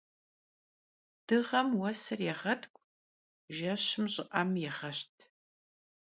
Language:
Kabardian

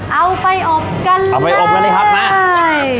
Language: Thai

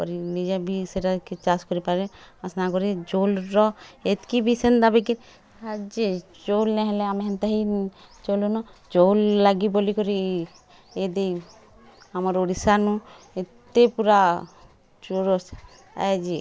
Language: Odia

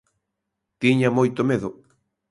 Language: Galician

